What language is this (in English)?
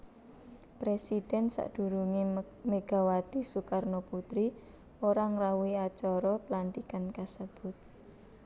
Javanese